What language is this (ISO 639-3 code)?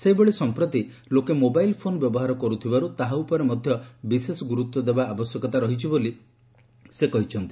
ori